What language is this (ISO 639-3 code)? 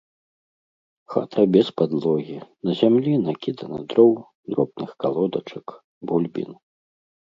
bel